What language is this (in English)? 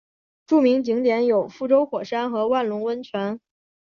Chinese